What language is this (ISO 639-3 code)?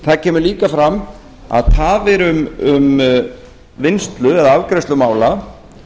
isl